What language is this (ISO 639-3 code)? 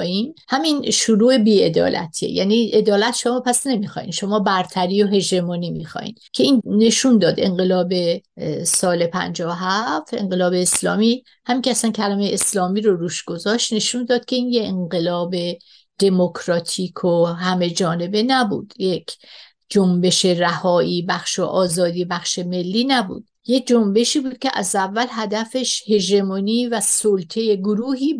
fas